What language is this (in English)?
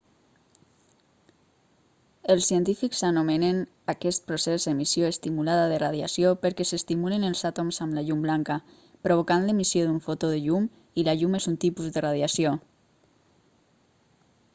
Catalan